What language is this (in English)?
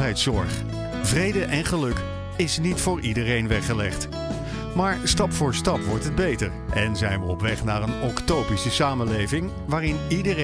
Dutch